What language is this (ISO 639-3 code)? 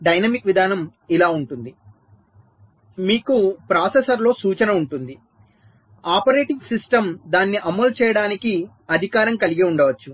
tel